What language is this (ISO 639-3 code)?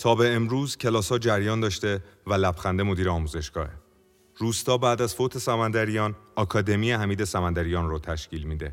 fas